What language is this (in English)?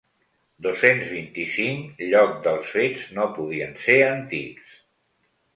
Catalan